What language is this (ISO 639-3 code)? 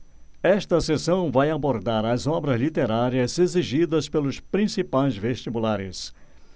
por